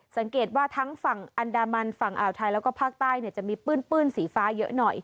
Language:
Thai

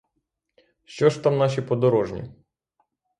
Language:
Ukrainian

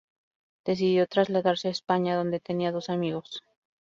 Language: Spanish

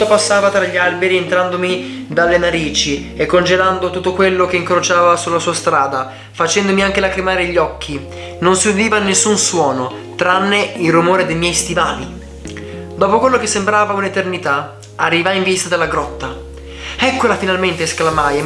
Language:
Italian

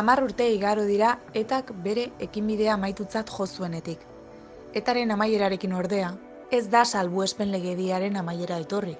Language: Basque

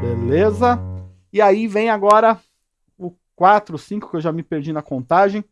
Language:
Portuguese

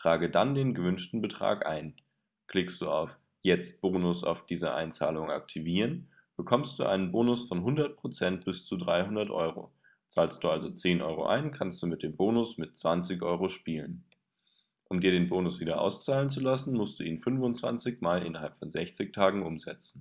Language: German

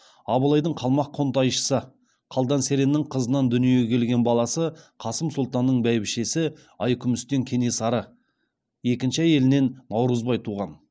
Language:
Kazakh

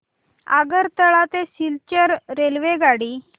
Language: Marathi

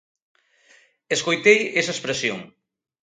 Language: Galician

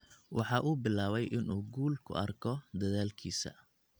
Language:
Somali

